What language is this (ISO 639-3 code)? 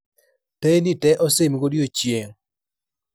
luo